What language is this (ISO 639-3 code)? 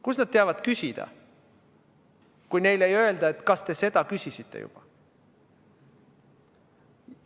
est